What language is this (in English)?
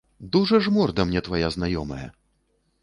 Belarusian